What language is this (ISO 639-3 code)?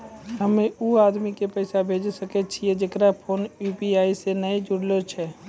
mai